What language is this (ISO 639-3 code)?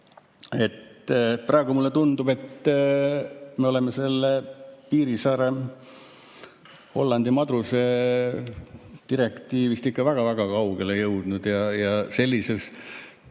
est